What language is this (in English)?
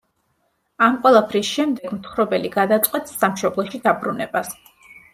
Georgian